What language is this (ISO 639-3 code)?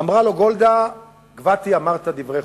heb